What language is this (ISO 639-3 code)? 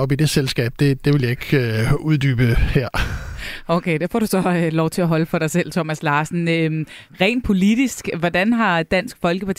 dan